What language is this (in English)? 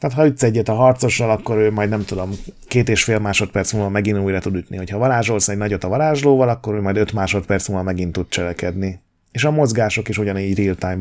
Hungarian